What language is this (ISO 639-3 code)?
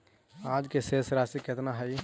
mag